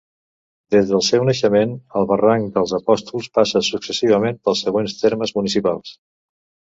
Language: Catalan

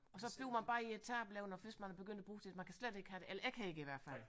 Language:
Danish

